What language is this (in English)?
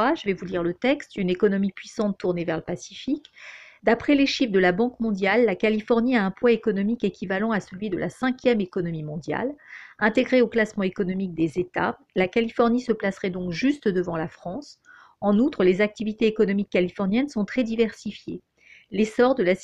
French